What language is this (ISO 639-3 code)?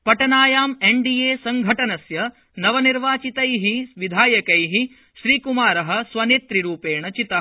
san